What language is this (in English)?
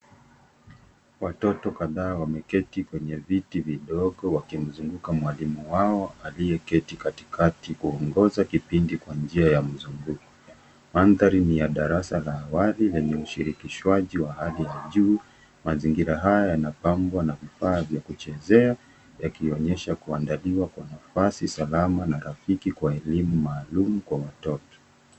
Swahili